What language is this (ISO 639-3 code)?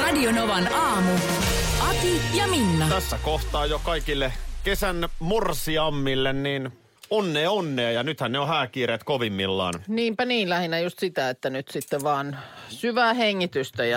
fin